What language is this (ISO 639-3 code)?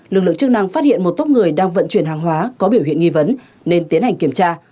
vie